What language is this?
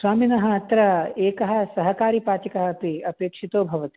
Sanskrit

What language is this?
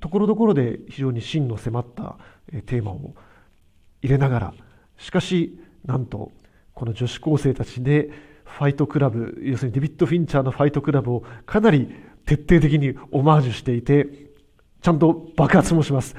Japanese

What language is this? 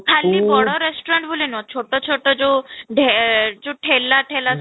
Odia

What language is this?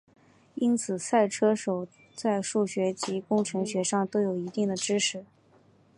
Chinese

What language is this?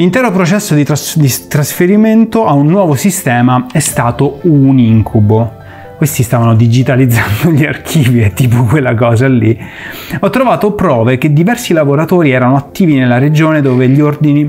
Italian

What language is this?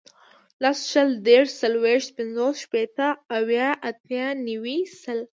Pashto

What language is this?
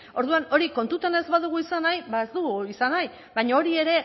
Basque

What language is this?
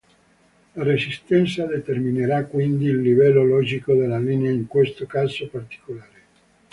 Italian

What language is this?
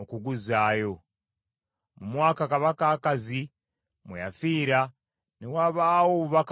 Ganda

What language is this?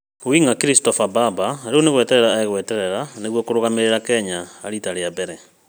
Kikuyu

